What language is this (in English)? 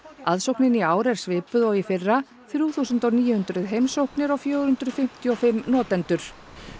Icelandic